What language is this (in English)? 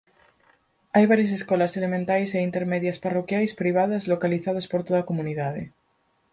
Galician